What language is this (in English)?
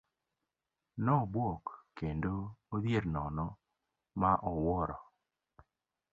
Luo (Kenya and Tanzania)